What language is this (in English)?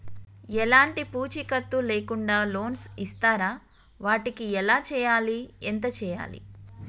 Telugu